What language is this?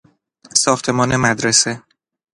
Persian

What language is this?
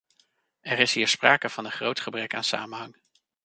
Dutch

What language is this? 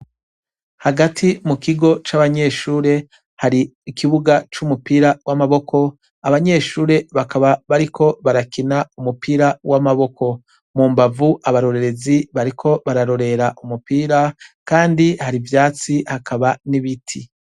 Rundi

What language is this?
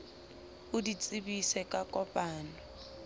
Southern Sotho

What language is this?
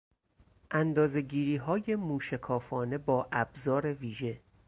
Persian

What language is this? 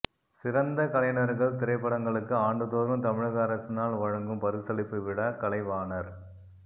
Tamil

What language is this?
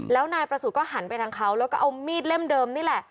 Thai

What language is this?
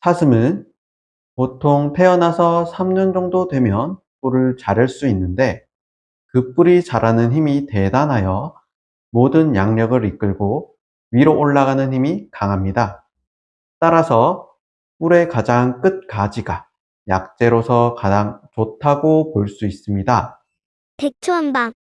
Korean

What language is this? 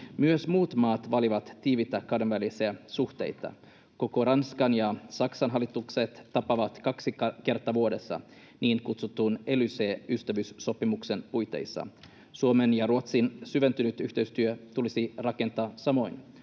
Finnish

